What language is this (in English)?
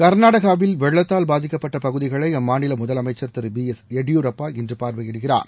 Tamil